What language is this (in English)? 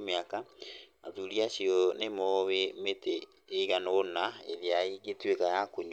Kikuyu